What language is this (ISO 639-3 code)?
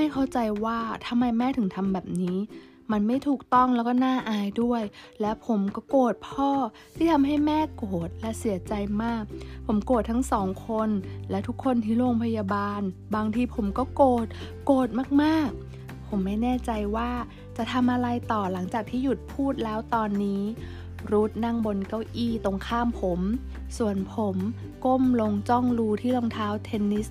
tha